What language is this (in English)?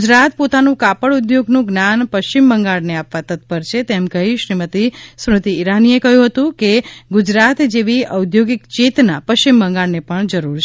Gujarati